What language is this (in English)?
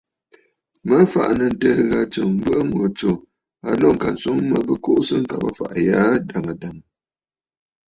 Bafut